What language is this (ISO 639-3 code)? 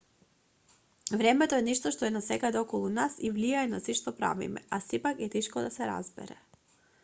mkd